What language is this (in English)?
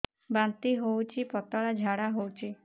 Odia